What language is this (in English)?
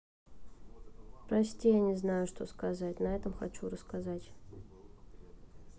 Russian